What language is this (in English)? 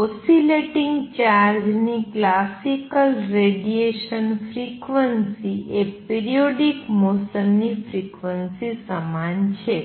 Gujarati